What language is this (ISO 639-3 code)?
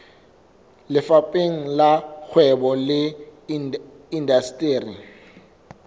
sot